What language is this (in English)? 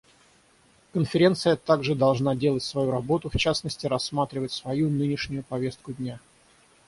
Russian